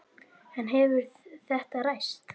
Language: Icelandic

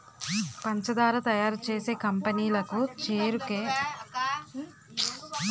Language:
Telugu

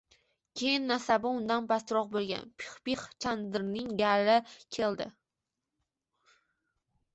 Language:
Uzbek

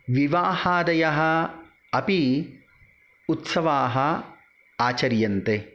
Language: Sanskrit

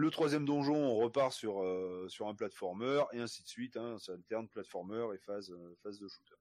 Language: French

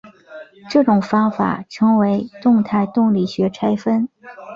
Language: Chinese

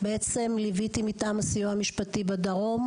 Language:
Hebrew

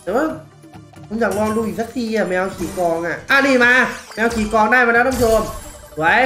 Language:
Thai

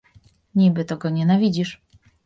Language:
Polish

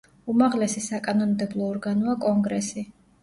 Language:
Georgian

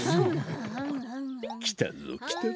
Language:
Japanese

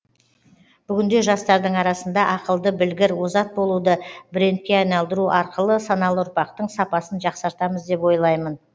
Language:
Kazakh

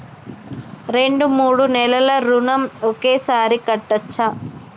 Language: Telugu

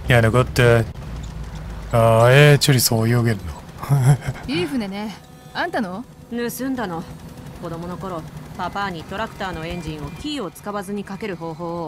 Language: Japanese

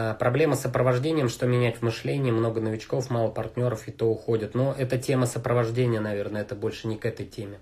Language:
Russian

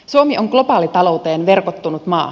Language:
Finnish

